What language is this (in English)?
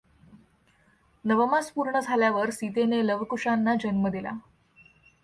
Marathi